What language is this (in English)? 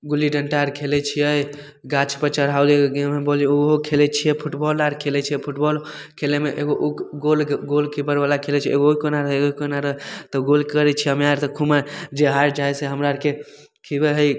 Maithili